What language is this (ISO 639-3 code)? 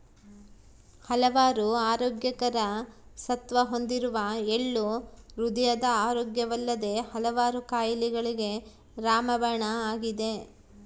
kan